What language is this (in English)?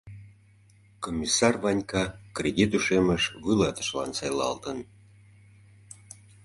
Mari